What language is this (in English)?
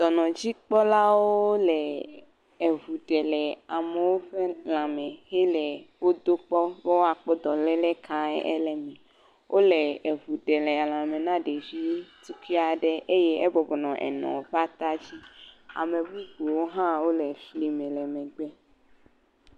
Ewe